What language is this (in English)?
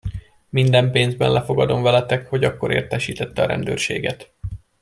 Hungarian